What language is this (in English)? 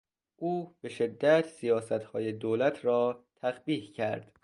Persian